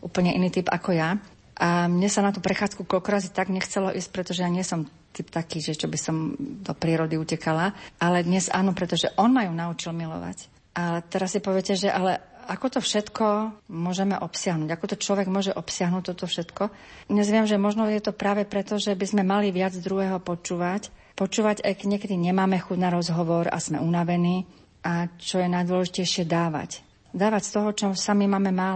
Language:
Slovak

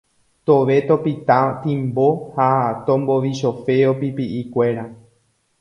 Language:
Guarani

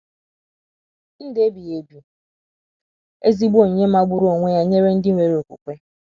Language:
Igbo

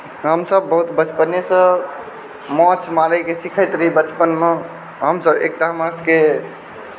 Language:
Maithili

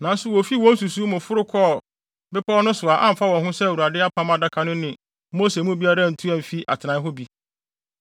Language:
Akan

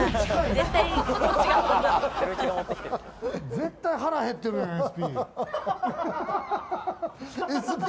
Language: Japanese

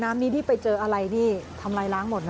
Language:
Thai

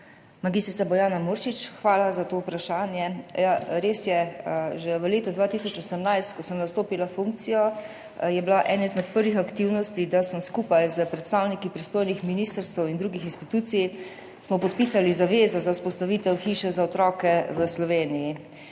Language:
Slovenian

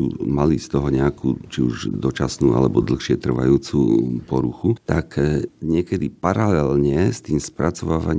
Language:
Slovak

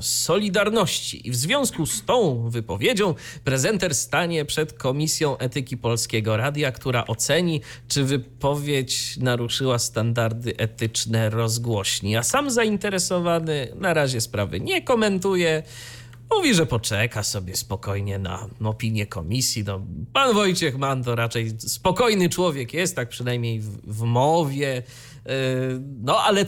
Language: Polish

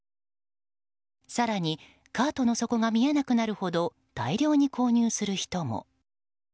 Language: Japanese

